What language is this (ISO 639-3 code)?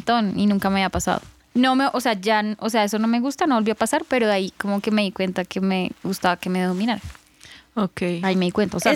spa